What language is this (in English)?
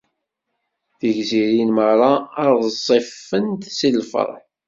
Kabyle